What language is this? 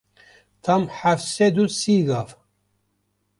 Kurdish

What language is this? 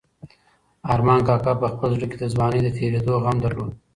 Pashto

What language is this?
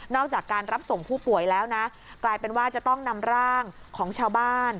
Thai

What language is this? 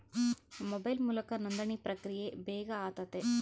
Kannada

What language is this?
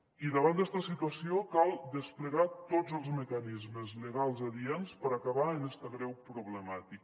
Catalan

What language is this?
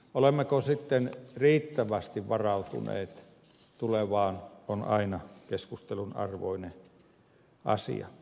Finnish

